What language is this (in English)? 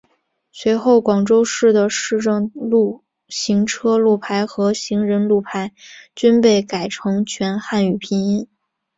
Chinese